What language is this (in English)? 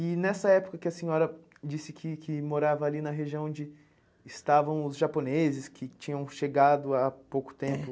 Portuguese